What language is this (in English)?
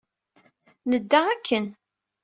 Kabyle